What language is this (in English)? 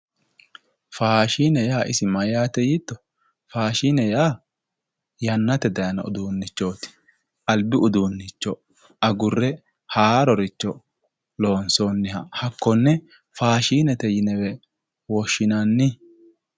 Sidamo